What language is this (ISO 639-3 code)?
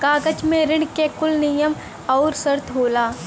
bho